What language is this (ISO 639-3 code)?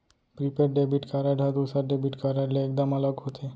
hne